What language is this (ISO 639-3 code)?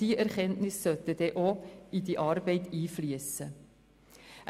gsw